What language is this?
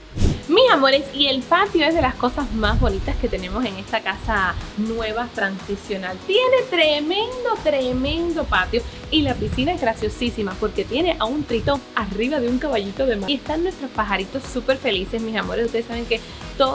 Spanish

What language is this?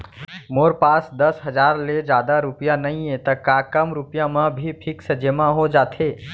Chhattisgarhi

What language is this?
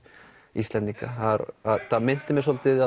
Icelandic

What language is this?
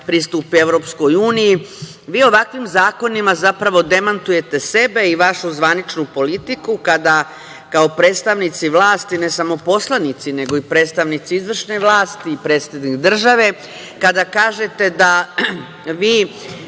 Serbian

